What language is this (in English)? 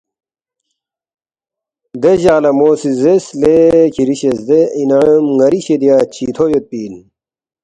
Balti